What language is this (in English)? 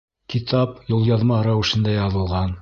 Bashkir